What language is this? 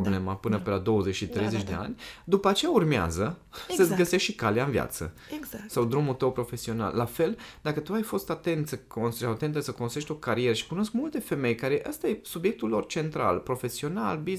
Romanian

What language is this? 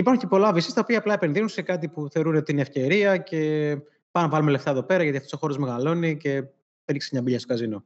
Greek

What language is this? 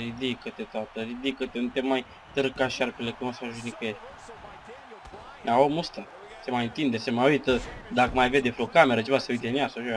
Romanian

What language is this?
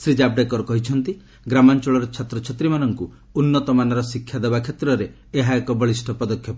Odia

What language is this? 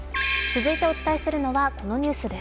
Japanese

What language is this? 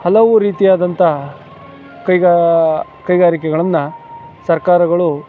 Kannada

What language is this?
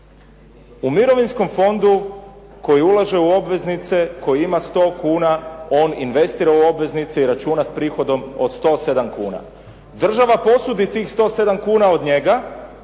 Croatian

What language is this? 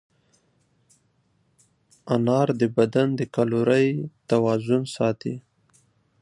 Pashto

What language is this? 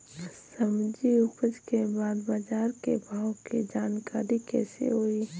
Bhojpuri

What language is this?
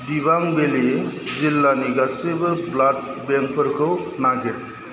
Bodo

